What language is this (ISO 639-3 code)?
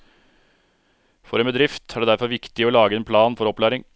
nor